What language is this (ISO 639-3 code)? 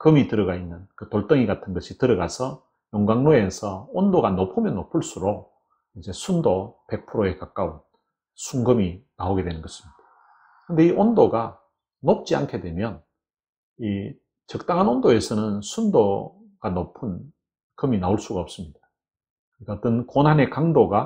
kor